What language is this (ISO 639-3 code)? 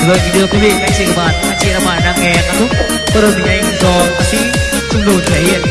vie